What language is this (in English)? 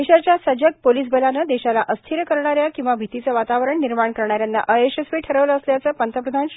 Marathi